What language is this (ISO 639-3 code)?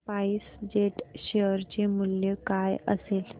mar